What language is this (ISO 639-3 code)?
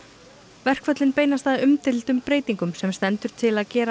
isl